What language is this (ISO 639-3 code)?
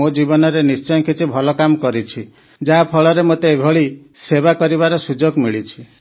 ori